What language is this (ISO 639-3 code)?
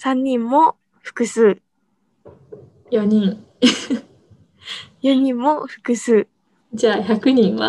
jpn